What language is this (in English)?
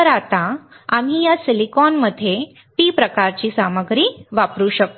Marathi